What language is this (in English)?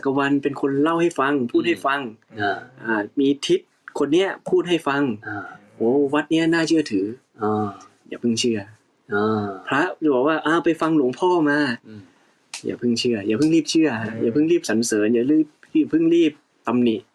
Thai